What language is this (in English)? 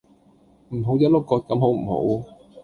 Cantonese